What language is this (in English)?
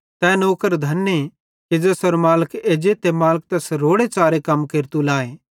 Bhadrawahi